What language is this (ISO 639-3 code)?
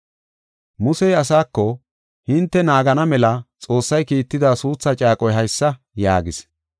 gof